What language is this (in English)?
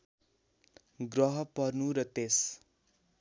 Nepali